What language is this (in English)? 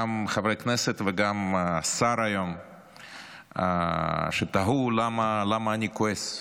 Hebrew